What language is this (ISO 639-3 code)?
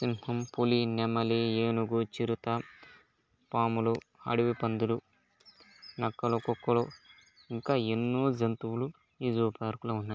tel